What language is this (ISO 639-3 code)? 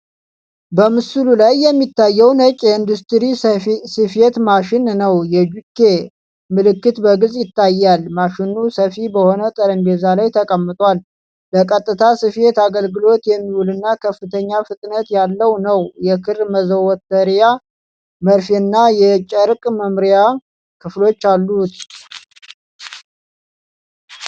amh